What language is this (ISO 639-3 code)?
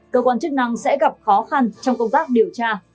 vie